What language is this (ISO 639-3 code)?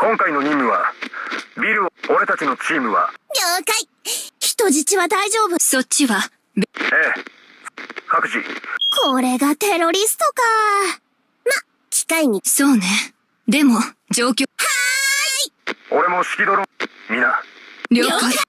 jpn